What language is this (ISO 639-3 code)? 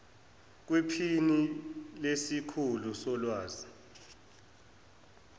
zul